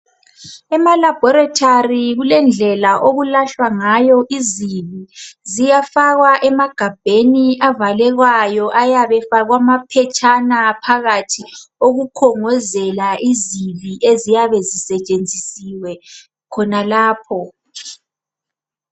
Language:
North Ndebele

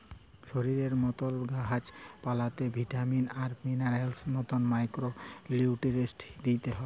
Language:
Bangla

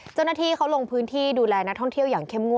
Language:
Thai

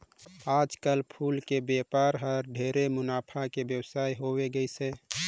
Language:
Chhattisgarhi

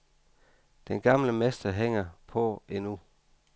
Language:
Danish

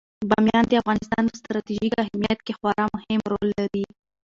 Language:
Pashto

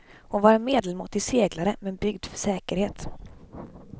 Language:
Swedish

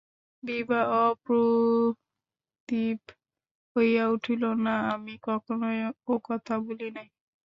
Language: Bangla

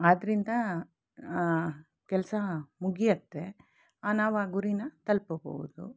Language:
Kannada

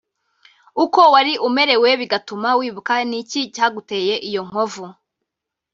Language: Kinyarwanda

